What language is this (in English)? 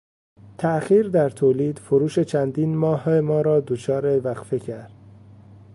Persian